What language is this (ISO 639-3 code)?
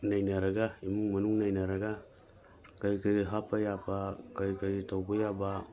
mni